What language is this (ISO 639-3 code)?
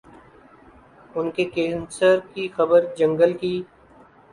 urd